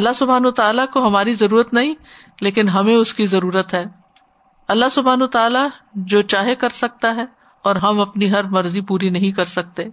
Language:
Urdu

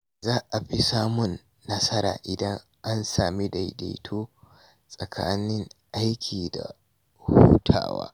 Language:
Hausa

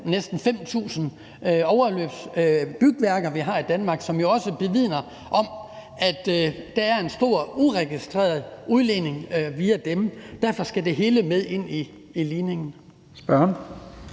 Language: Danish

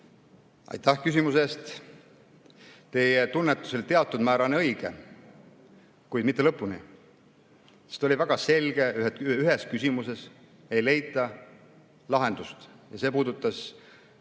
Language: Estonian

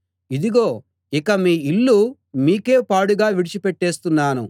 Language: Telugu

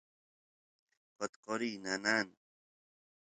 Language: Santiago del Estero Quichua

